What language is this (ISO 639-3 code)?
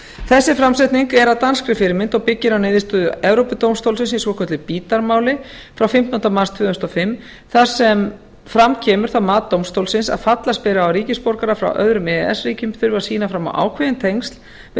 isl